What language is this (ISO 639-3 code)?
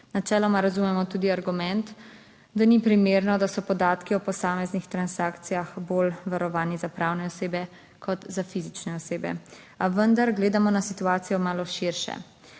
slv